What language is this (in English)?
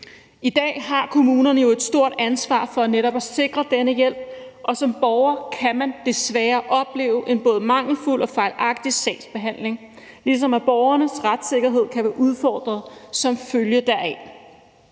Danish